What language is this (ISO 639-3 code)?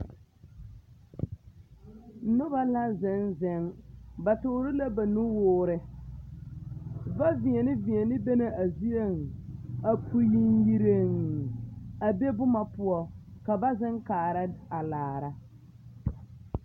dga